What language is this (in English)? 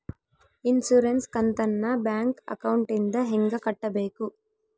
Kannada